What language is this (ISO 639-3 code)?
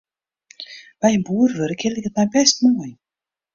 fry